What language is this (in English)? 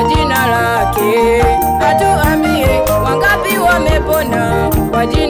Vietnamese